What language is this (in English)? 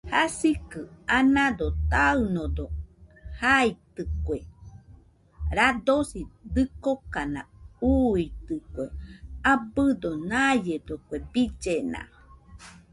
Nüpode Huitoto